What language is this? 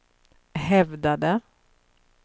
Swedish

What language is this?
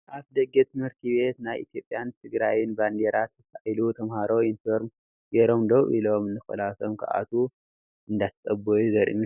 Tigrinya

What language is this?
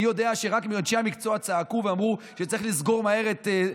Hebrew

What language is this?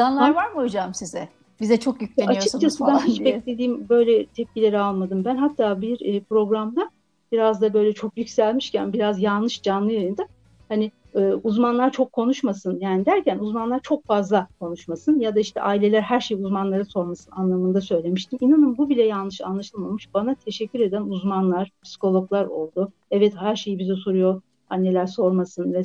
Turkish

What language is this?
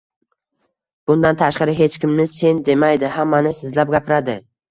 Uzbek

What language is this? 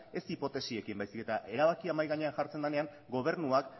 Basque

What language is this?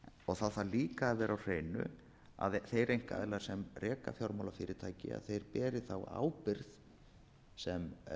Icelandic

